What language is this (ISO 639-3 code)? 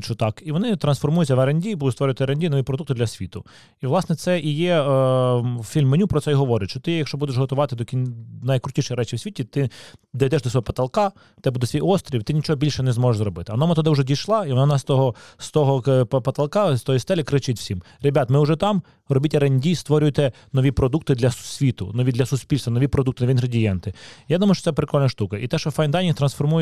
ukr